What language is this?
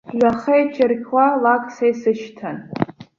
Abkhazian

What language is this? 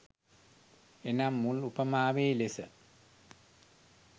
Sinhala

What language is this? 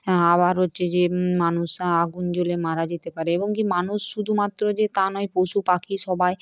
Bangla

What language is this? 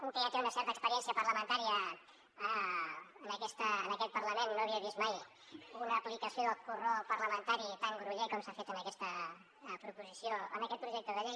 Catalan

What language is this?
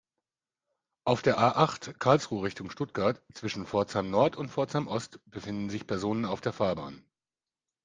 German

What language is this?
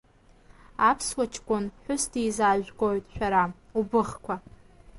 Abkhazian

